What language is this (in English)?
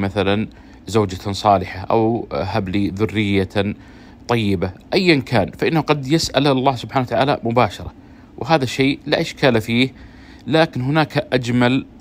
Arabic